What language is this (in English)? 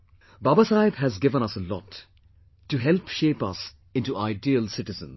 English